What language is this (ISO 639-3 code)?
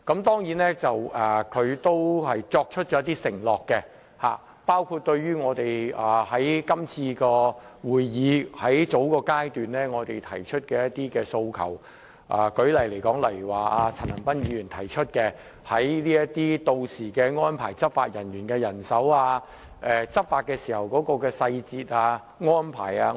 yue